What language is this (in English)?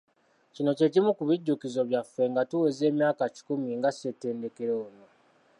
Ganda